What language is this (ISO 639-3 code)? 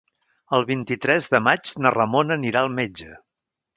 cat